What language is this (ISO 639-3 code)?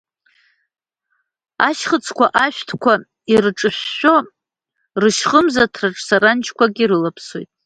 abk